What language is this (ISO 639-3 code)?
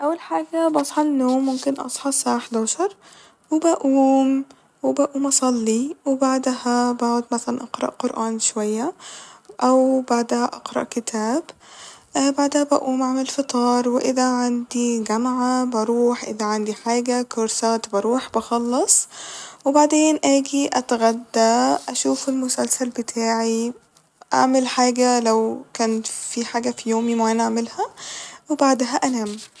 arz